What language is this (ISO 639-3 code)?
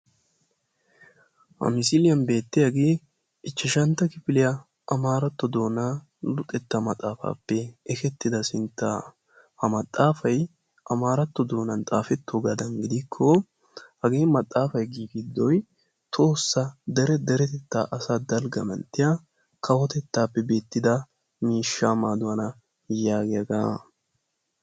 wal